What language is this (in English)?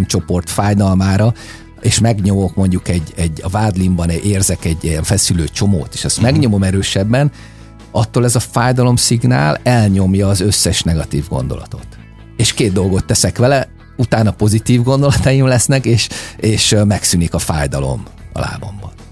Hungarian